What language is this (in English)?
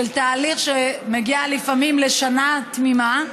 Hebrew